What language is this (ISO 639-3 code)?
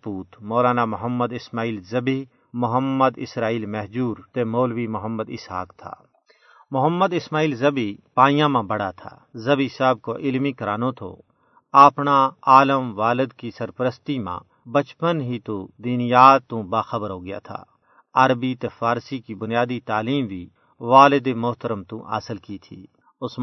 urd